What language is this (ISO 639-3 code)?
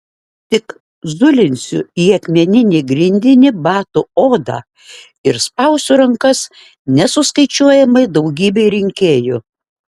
lit